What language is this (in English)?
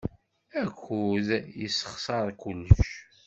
Kabyle